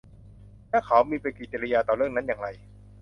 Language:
Thai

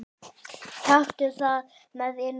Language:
Icelandic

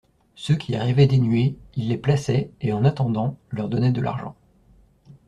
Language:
French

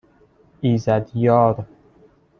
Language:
Persian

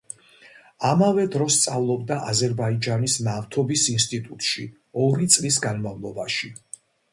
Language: Georgian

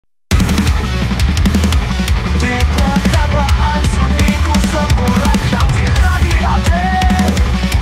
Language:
Indonesian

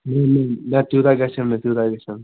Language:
Kashmiri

